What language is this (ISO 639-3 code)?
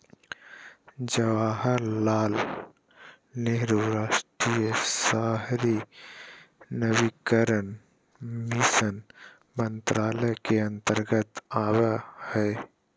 mag